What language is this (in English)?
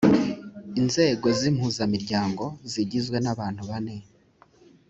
Kinyarwanda